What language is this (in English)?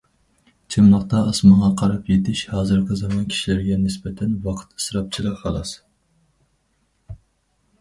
Uyghur